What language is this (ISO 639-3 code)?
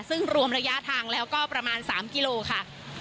tha